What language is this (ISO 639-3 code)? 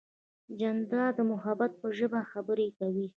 pus